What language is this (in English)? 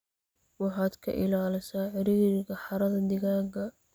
Somali